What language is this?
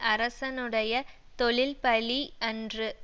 Tamil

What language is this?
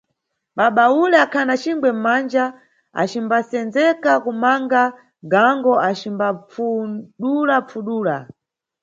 Nyungwe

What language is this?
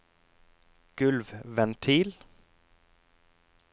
Norwegian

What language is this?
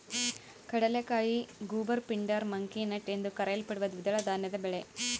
Kannada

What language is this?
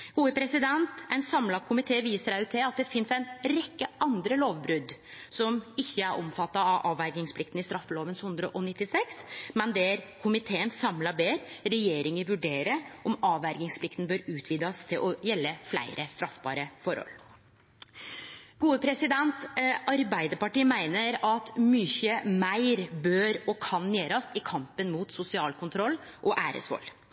Norwegian Nynorsk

